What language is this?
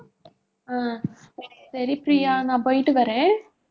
Tamil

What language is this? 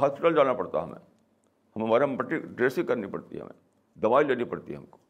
Urdu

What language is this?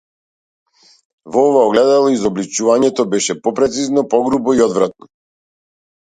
Macedonian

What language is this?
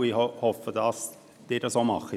Swiss German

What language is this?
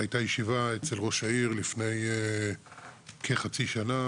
Hebrew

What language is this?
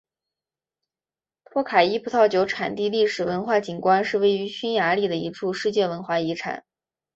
Chinese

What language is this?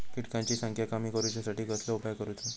Marathi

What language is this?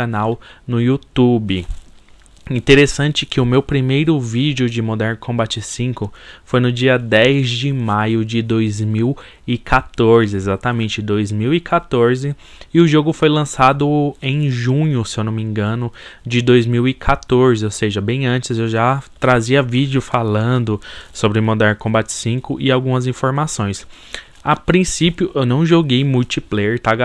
Portuguese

